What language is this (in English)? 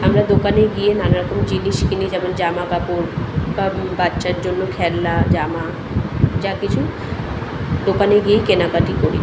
Bangla